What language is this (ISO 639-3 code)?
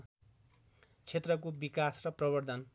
nep